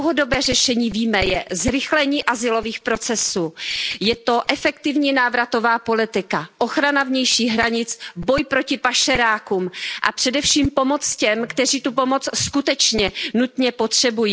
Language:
Czech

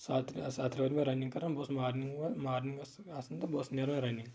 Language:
Kashmiri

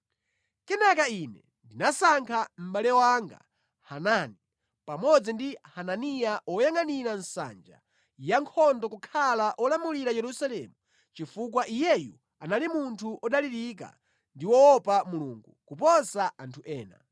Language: Nyanja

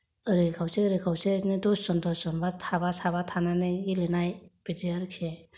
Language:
Bodo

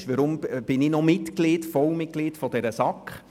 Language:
Swiss German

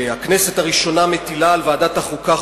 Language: Hebrew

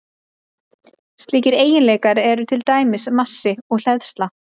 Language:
Icelandic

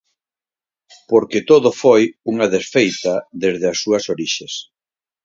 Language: Galician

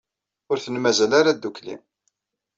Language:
Kabyle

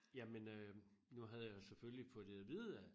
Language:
Danish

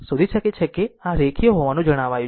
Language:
Gujarati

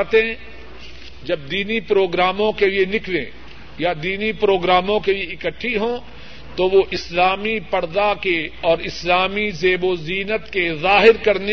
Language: Urdu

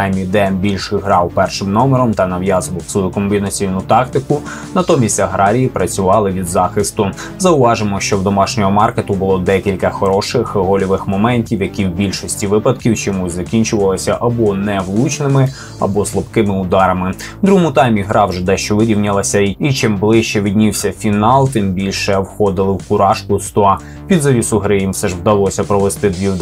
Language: Ukrainian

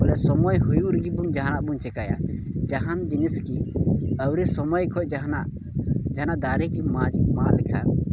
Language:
Santali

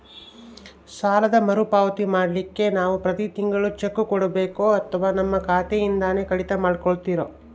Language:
Kannada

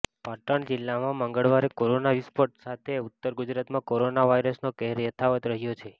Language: Gujarati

